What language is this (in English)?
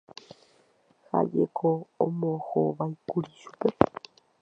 Guarani